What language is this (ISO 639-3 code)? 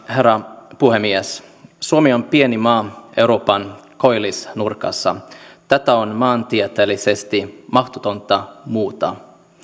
fin